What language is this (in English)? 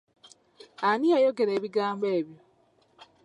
Ganda